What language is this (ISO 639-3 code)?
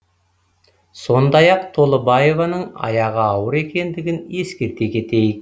kaz